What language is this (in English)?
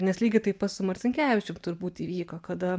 Lithuanian